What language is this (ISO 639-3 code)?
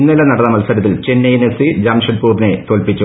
mal